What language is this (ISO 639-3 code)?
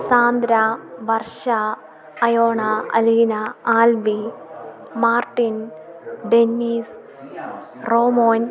mal